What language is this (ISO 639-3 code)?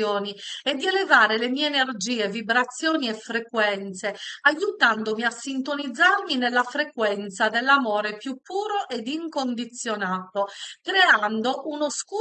ita